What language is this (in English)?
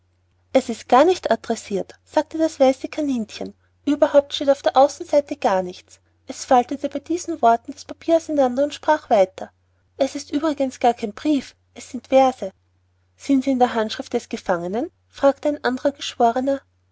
German